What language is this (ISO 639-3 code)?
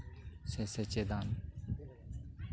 sat